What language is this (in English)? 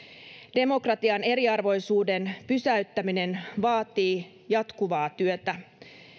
Finnish